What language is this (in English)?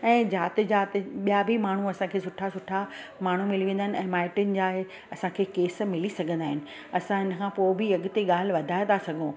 Sindhi